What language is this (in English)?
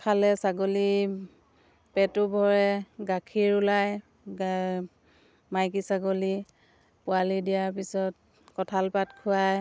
Assamese